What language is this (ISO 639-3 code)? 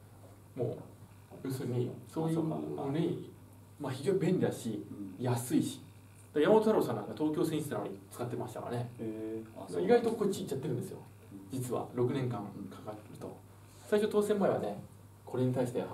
jpn